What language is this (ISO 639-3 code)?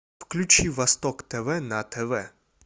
rus